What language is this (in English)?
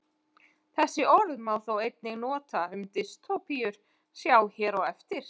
Icelandic